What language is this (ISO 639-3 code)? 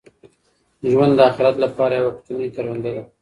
pus